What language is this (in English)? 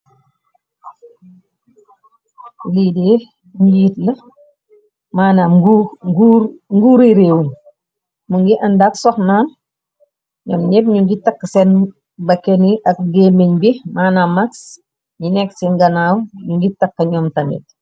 Wolof